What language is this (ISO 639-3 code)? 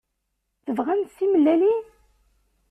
kab